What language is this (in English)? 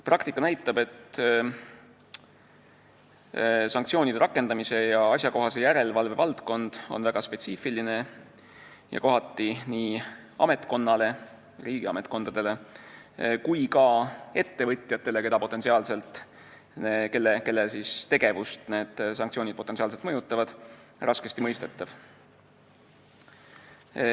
Estonian